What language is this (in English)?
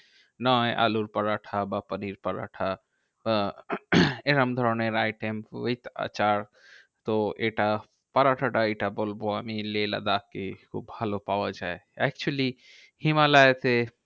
Bangla